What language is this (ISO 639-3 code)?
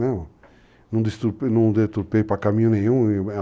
por